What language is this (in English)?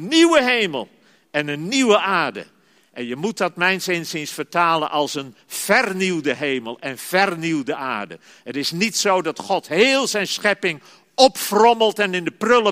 Dutch